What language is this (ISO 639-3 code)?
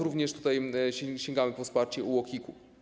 pol